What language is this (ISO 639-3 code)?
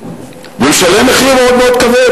heb